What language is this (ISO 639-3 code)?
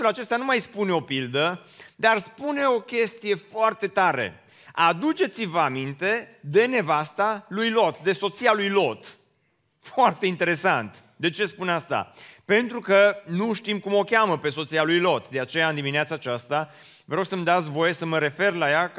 ron